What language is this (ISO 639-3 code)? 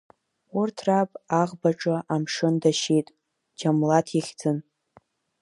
abk